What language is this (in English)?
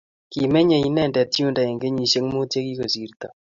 Kalenjin